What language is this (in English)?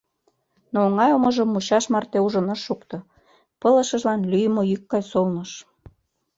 Mari